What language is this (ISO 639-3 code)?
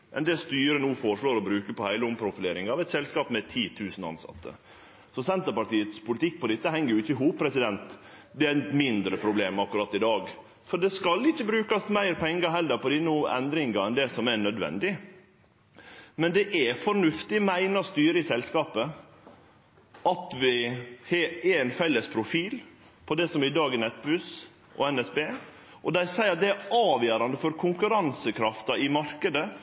nno